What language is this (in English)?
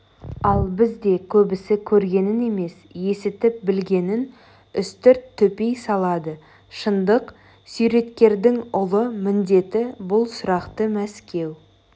Kazakh